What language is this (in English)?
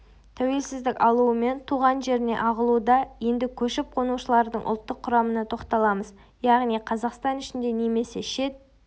Kazakh